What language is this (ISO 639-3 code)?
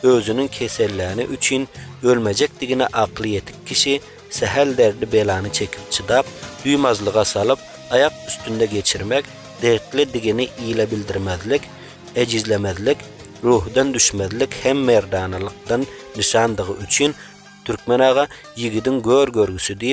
tur